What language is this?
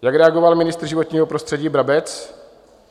Czech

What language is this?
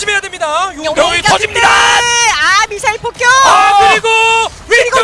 Korean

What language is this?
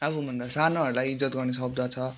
Nepali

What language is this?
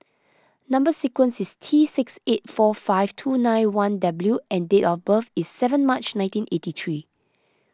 English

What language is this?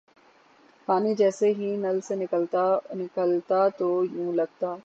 Urdu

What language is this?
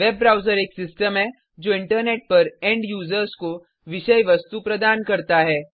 Hindi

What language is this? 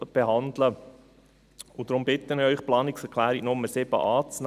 Swiss German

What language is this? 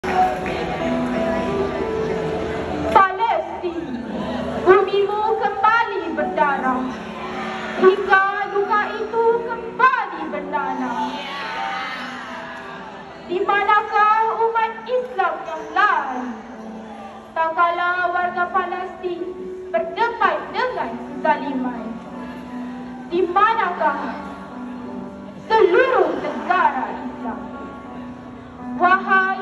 Malay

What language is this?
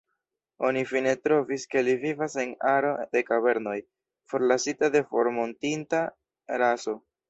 Esperanto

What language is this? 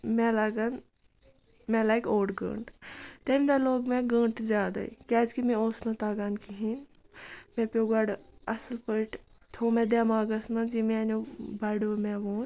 Kashmiri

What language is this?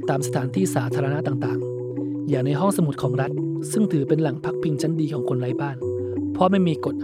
Thai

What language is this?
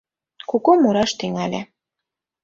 Mari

